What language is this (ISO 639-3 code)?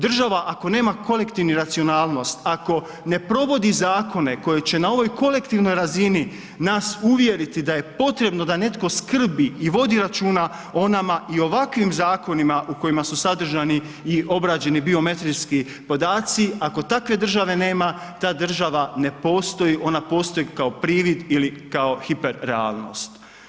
hrv